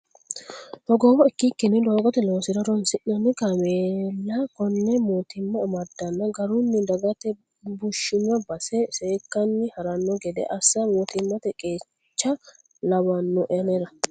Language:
Sidamo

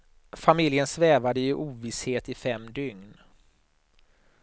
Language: Swedish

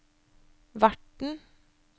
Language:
Norwegian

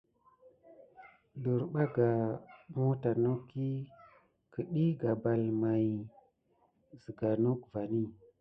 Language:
Gidar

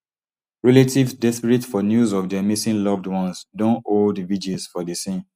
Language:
Nigerian Pidgin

